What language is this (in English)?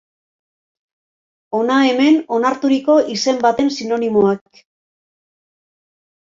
Basque